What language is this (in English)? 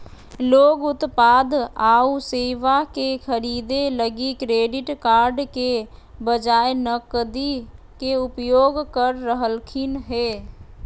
Magahi